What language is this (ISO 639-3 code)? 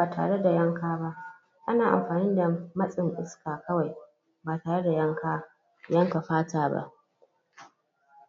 hau